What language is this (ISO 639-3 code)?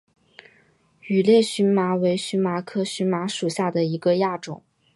zho